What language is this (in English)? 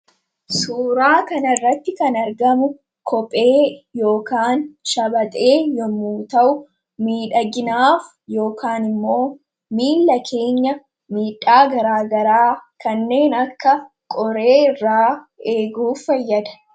Oromo